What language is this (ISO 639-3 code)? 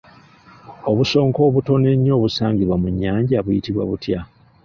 lug